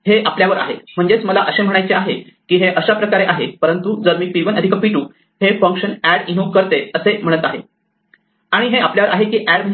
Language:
Marathi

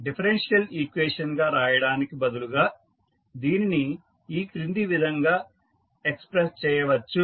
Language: Telugu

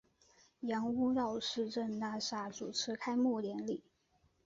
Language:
Chinese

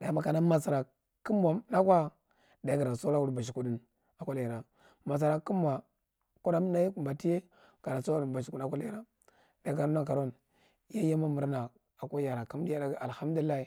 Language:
Marghi Central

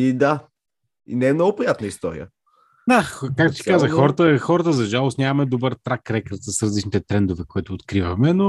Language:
Bulgarian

